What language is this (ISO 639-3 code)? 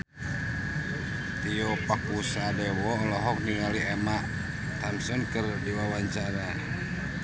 sun